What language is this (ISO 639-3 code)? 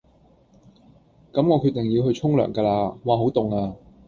yue